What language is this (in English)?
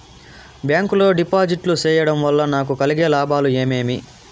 Telugu